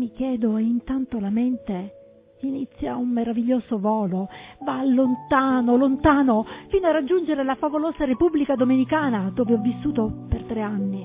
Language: Italian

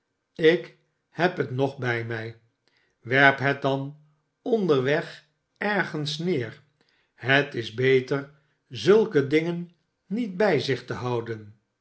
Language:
Dutch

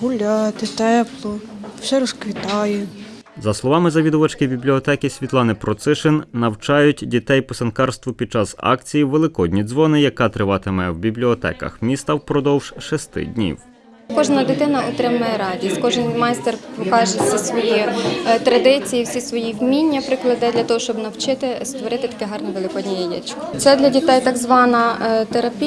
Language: Ukrainian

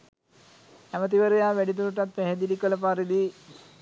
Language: Sinhala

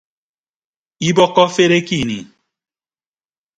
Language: Ibibio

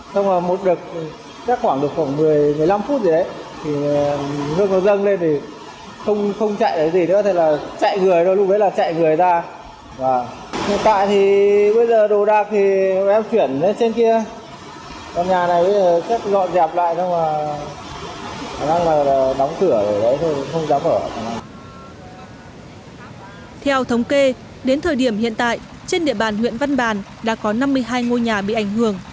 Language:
Vietnamese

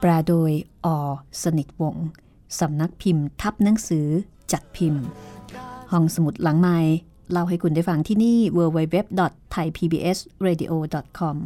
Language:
Thai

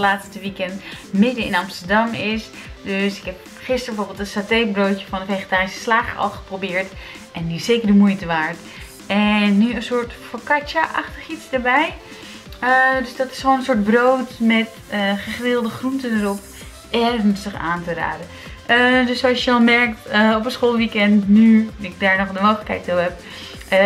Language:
Dutch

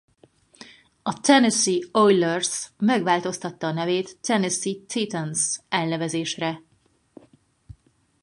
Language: Hungarian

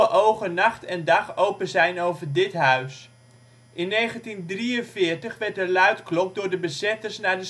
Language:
Dutch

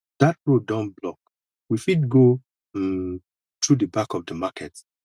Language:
Nigerian Pidgin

